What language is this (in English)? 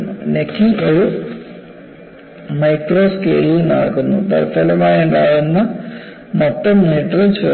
Malayalam